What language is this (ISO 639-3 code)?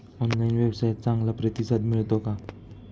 mar